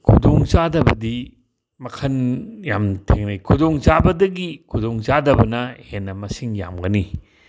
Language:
Manipuri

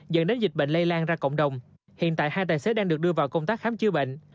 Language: Vietnamese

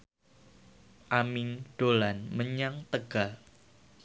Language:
Javanese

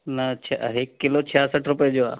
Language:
Sindhi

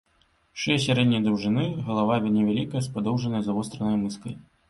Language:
Belarusian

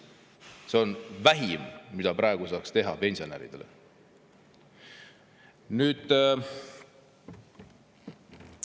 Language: Estonian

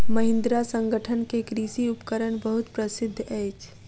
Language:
Maithili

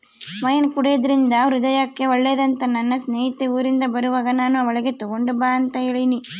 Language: Kannada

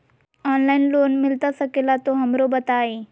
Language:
Magahi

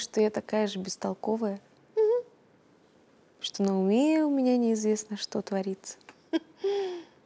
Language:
Russian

